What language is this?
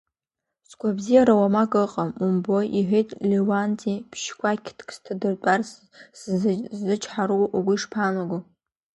Abkhazian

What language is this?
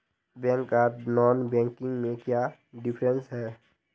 Magahi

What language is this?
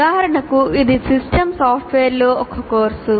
Telugu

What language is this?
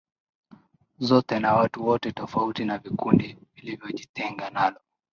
Swahili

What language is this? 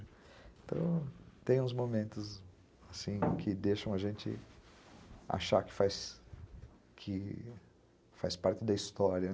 Portuguese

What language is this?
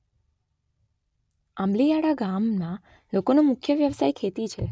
Gujarati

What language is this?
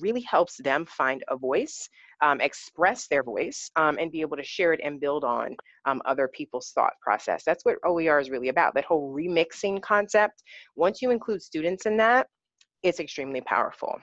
English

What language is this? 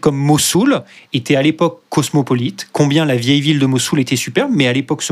French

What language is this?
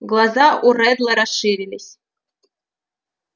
Russian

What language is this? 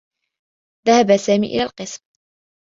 Arabic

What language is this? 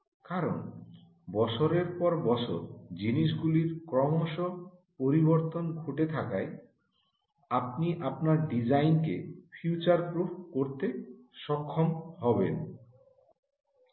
Bangla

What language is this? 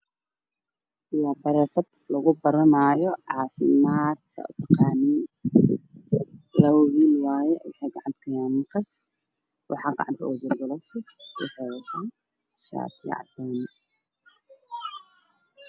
Somali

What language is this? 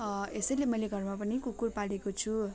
Nepali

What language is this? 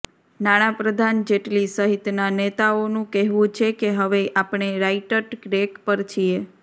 Gujarati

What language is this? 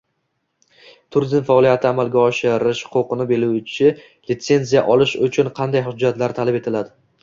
Uzbek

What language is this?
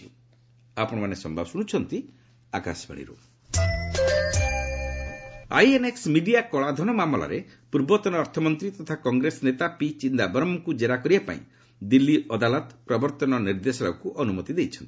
Odia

